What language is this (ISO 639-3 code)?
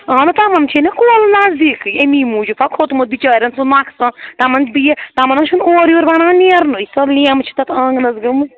kas